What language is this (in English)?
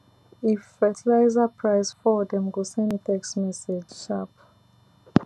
Nigerian Pidgin